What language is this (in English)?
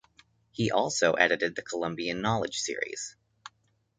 English